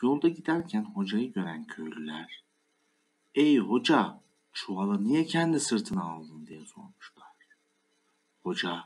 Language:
Turkish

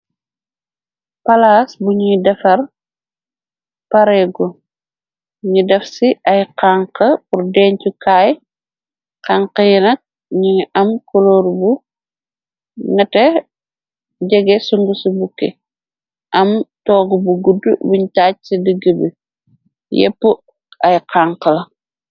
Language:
Wolof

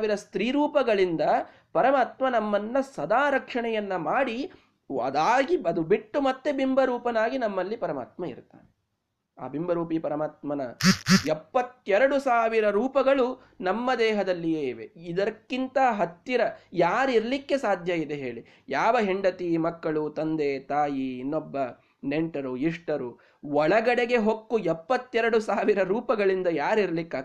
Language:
Kannada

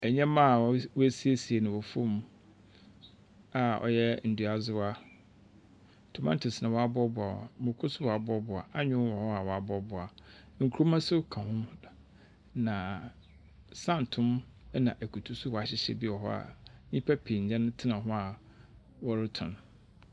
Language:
Akan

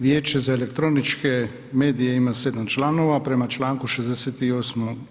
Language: Croatian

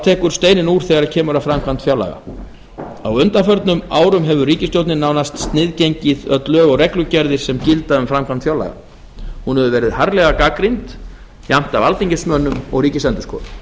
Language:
Icelandic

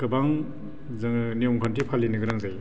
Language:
Bodo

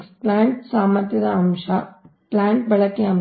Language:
Kannada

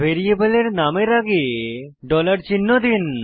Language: Bangla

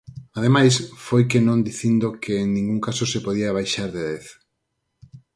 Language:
Galician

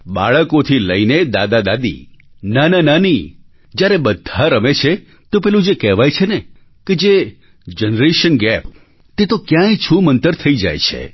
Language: Gujarati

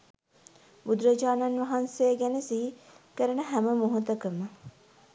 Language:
Sinhala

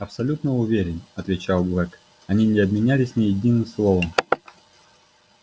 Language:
Russian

